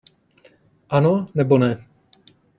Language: Czech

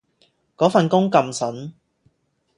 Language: Cantonese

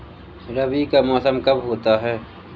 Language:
Hindi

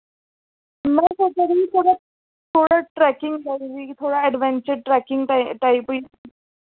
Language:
Dogri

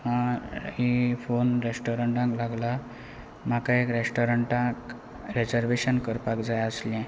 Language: Konkani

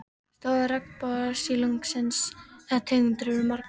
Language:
Icelandic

